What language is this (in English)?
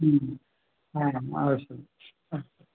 Sanskrit